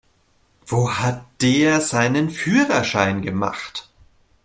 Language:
German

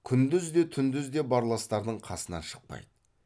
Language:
Kazakh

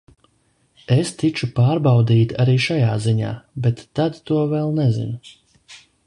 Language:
Latvian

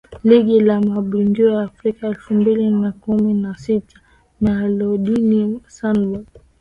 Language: Swahili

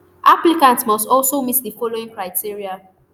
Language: Nigerian Pidgin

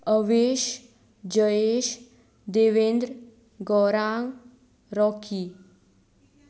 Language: Konkani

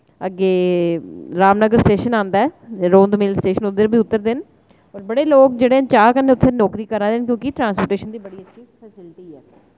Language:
Dogri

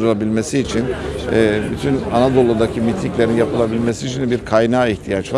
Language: Turkish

